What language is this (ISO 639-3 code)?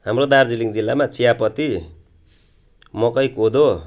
nep